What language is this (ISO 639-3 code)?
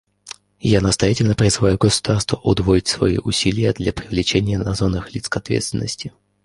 rus